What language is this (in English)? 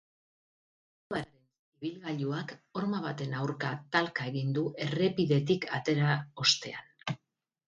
Basque